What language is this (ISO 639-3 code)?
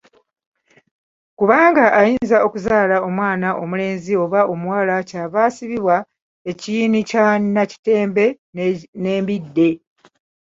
lug